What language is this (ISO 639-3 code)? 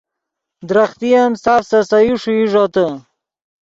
ydg